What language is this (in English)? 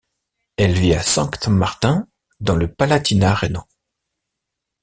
French